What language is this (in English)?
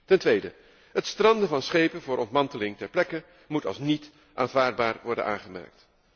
Dutch